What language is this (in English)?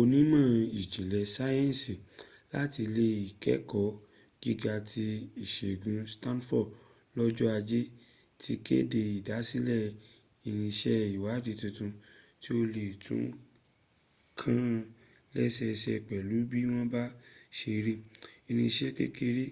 Yoruba